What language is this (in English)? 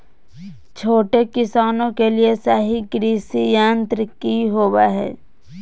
Magahi